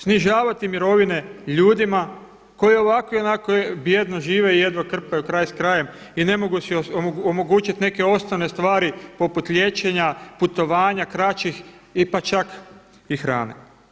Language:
Croatian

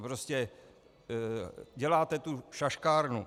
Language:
Czech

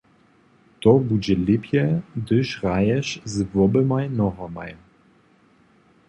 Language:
Upper Sorbian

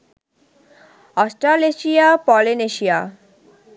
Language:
Bangla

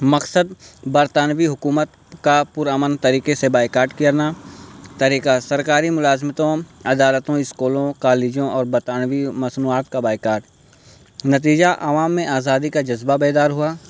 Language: Urdu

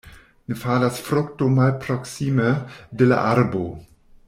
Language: Esperanto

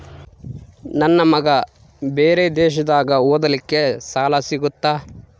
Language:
Kannada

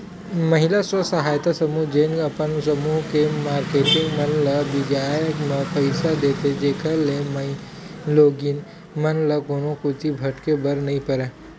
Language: Chhattisgarhi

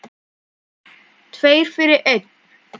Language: Icelandic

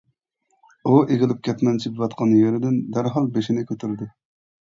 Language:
Uyghur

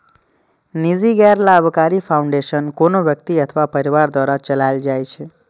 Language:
Maithili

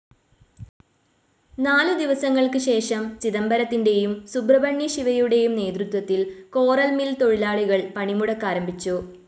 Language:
Malayalam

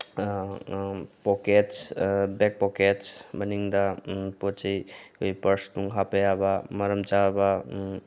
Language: Manipuri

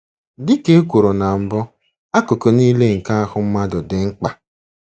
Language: Igbo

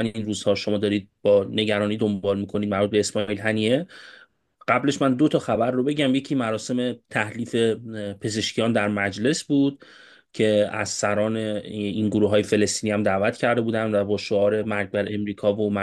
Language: Persian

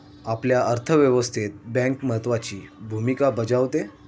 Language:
Marathi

